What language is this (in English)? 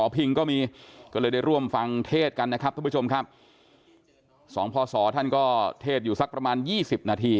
Thai